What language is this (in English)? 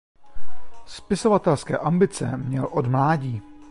Czech